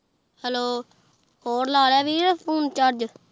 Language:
Punjabi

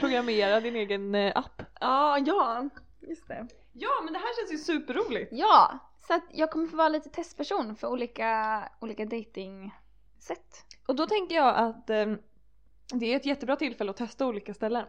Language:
Swedish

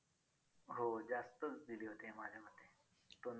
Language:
Marathi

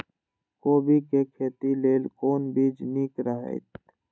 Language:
Maithili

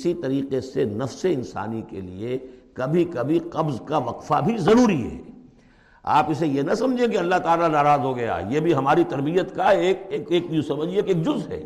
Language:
Urdu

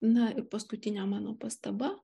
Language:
Lithuanian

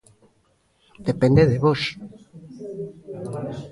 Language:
Galician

